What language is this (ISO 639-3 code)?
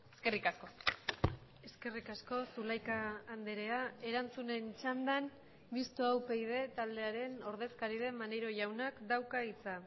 eus